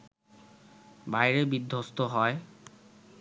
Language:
Bangla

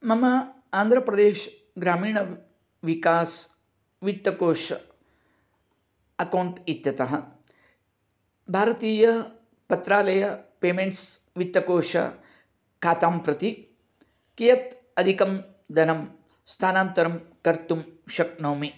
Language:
Sanskrit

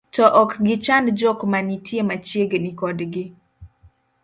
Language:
Luo (Kenya and Tanzania)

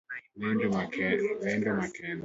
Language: Luo (Kenya and Tanzania)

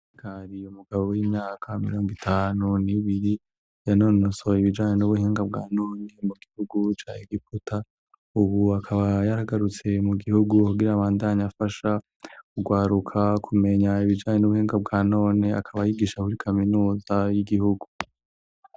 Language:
Rundi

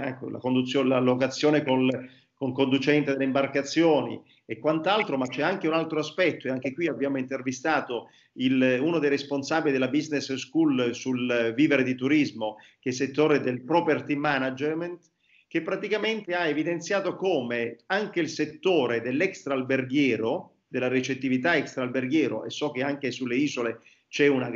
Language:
Italian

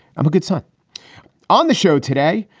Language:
English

